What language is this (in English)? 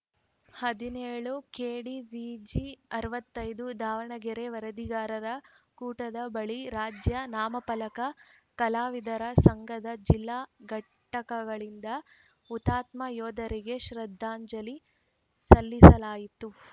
Kannada